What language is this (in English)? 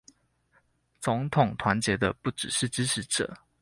Chinese